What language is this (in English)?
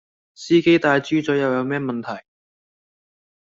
Cantonese